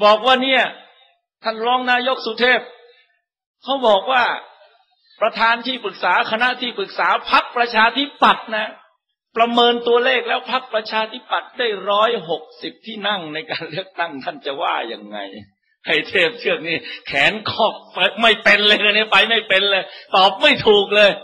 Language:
Thai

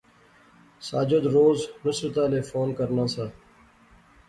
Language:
Pahari-Potwari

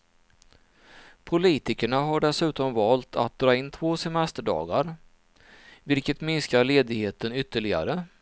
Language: Swedish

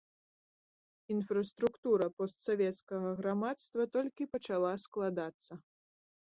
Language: Belarusian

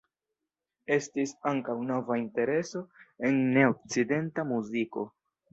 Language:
Esperanto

